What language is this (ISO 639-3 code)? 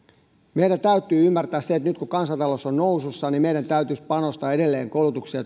fin